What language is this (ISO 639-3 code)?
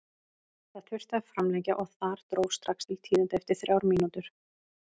isl